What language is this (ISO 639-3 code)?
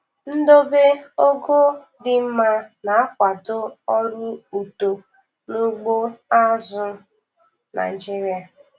ibo